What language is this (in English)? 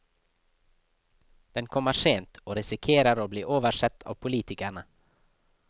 Norwegian